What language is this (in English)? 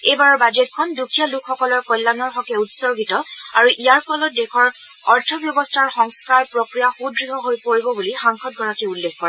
Assamese